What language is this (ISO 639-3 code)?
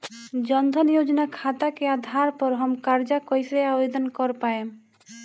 bho